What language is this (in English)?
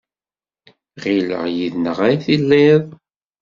Kabyle